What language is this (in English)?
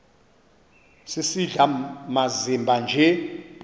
Xhosa